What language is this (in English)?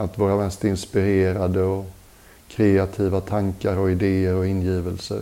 Swedish